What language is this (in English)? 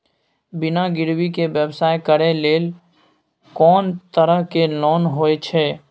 Maithili